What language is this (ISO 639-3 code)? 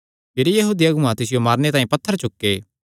xnr